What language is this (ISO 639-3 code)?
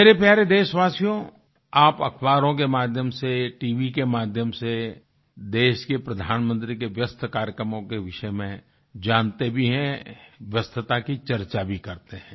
hin